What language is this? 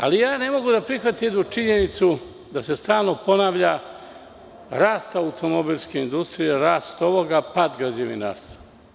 Serbian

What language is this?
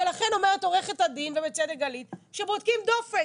Hebrew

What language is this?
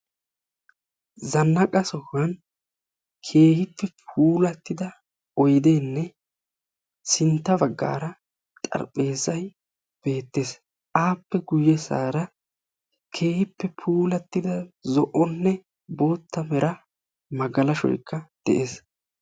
Wolaytta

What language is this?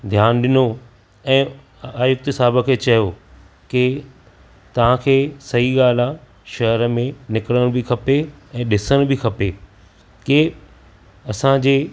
Sindhi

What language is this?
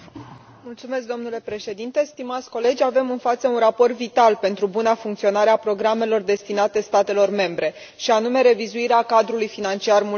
Romanian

